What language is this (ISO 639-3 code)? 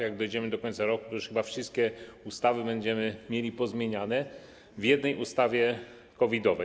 pol